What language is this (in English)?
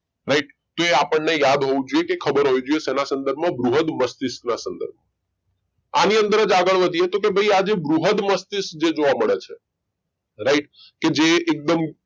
Gujarati